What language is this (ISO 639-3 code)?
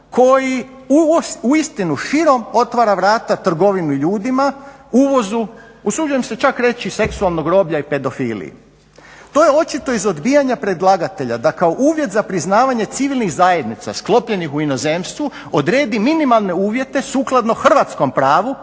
hrv